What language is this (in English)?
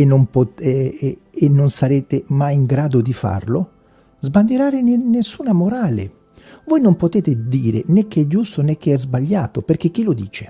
Italian